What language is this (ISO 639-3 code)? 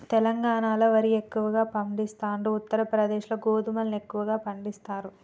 tel